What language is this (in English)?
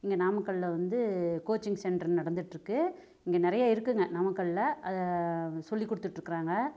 Tamil